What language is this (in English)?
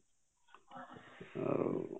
Odia